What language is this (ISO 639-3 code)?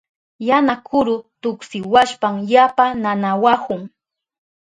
qup